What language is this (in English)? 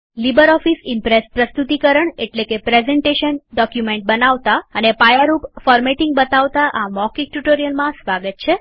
Gujarati